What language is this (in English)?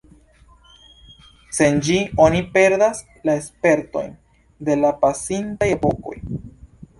Esperanto